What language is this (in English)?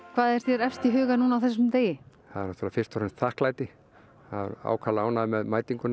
Icelandic